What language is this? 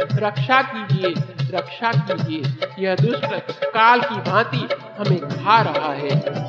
Hindi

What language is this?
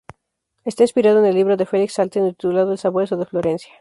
Spanish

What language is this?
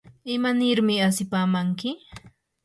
Yanahuanca Pasco Quechua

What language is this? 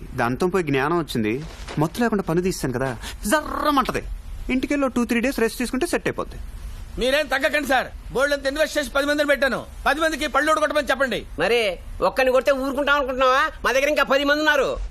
Telugu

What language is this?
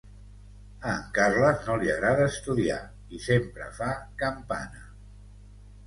Catalan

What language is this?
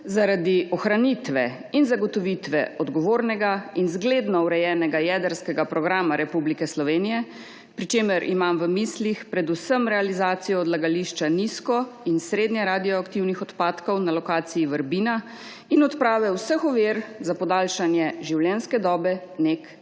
Slovenian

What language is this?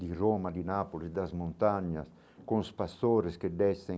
Portuguese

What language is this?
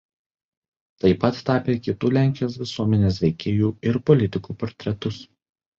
Lithuanian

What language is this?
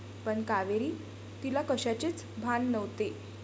Marathi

